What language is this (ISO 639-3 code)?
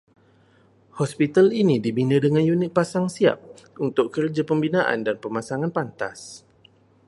msa